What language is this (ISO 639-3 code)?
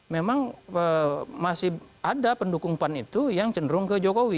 ind